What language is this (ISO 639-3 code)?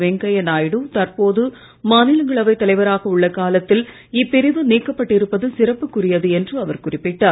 tam